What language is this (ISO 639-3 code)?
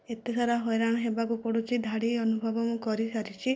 ori